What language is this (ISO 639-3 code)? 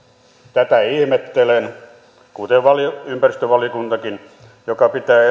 fin